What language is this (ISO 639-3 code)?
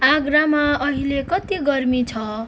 nep